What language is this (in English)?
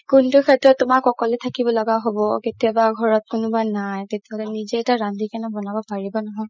Assamese